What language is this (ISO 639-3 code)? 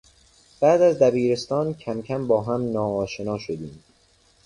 fas